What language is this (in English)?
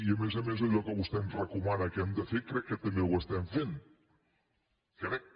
Catalan